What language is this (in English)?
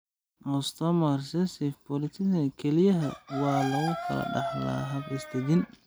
Somali